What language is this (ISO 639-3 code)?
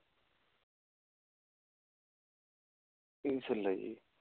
pan